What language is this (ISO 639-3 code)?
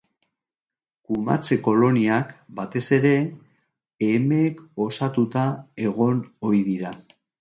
eus